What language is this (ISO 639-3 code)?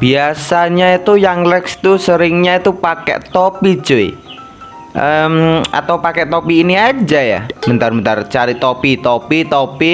ind